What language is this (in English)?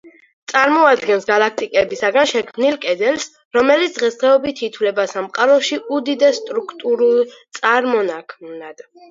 Georgian